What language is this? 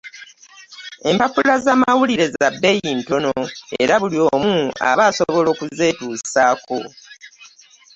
Ganda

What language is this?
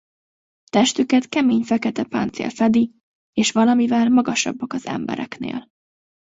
Hungarian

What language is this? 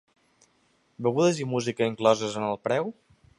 Catalan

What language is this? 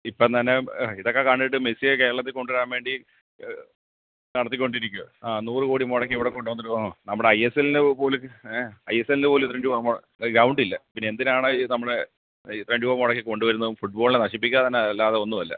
Malayalam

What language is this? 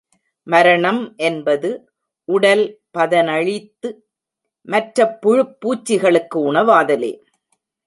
Tamil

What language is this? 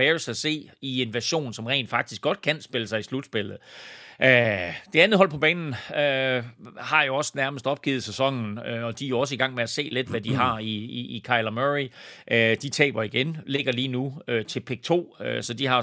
Danish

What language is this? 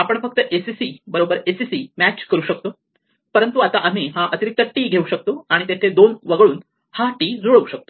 Marathi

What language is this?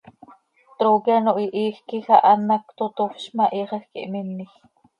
Seri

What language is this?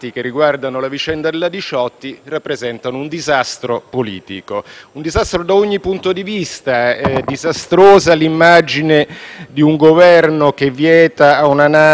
Italian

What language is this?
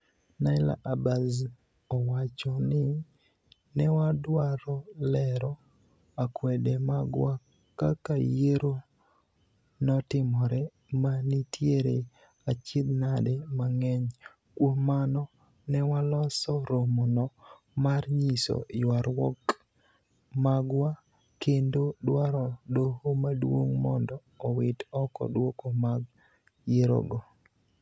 Luo (Kenya and Tanzania)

